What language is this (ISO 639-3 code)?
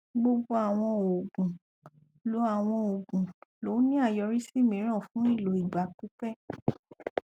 yor